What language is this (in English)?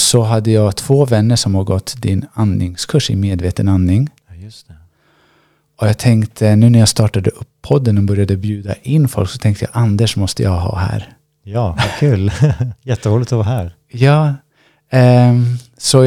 Swedish